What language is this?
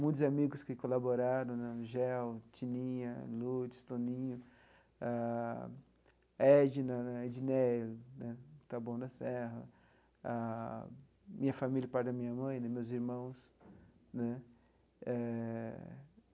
Portuguese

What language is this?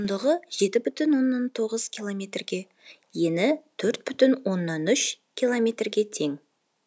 Kazakh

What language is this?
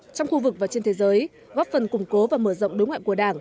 Vietnamese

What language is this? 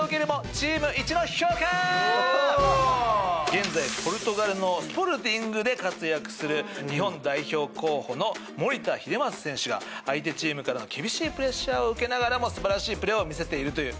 Japanese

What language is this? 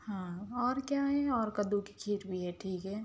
Urdu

